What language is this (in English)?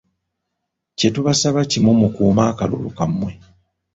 Ganda